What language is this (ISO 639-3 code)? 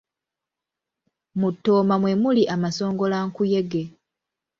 lug